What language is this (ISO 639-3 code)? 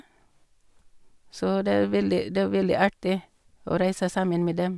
nor